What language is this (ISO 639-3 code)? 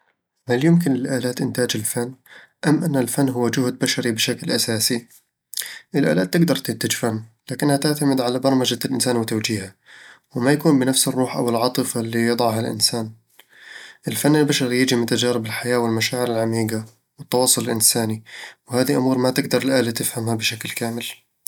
avl